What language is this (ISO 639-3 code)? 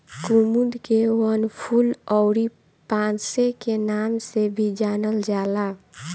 bho